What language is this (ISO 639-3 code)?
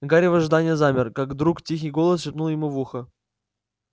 rus